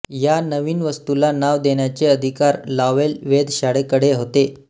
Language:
Marathi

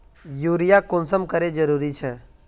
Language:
Magahi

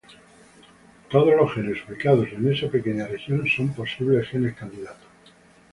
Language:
Spanish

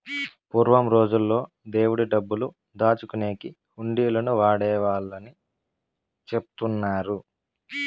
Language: Telugu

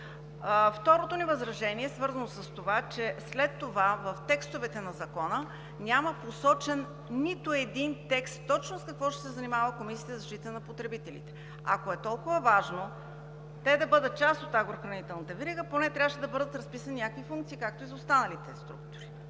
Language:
Bulgarian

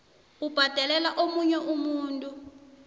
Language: South Ndebele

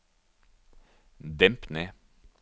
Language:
Norwegian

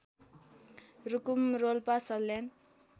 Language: Nepali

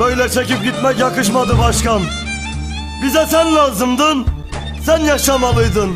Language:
Turkish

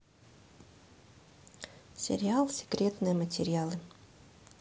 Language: Russian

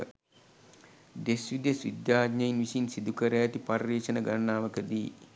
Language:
Sinhala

